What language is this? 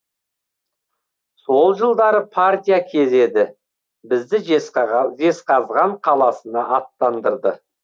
Kazakh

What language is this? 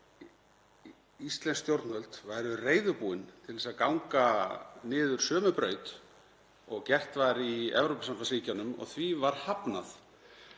Icelandic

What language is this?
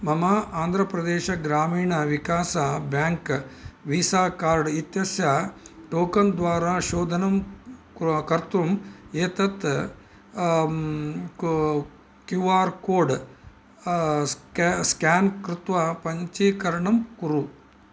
Sanskrit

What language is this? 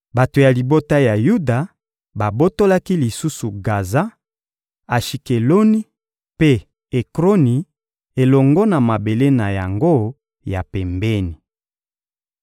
Lingala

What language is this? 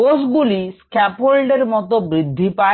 Bangla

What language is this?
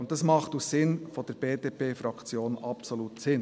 Swiss German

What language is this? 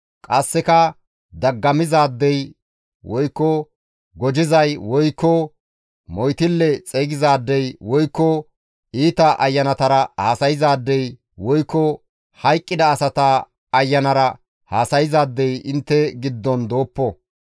Gamo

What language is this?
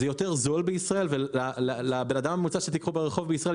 Hebrew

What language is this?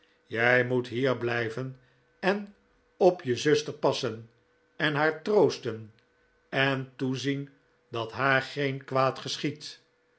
Dutch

